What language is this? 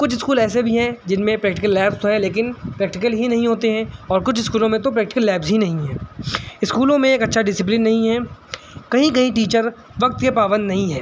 Urdu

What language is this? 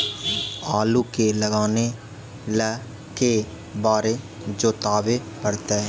Magahi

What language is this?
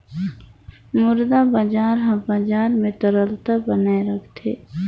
Chhattisgarhi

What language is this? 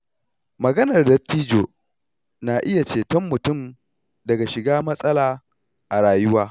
Hausa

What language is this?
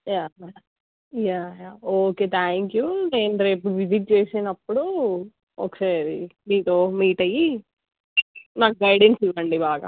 Telugu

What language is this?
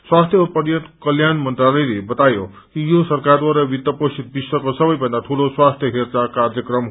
Nepali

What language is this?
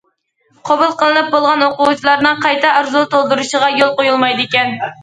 Uyghur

